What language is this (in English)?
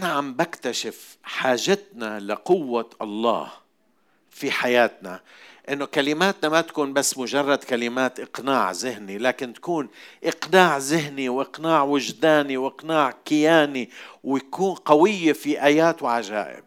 Arabic